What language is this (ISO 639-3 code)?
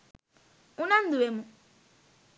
sin